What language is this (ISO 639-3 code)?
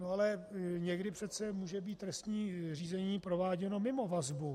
ces